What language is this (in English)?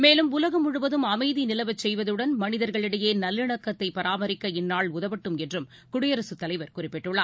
Tamil